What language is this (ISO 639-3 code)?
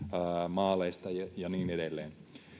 fin